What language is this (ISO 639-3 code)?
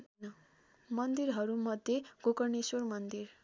nep